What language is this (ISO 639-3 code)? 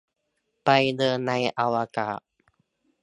tha